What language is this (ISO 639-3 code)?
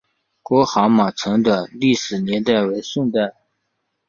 zho